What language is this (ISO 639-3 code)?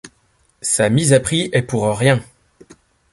fra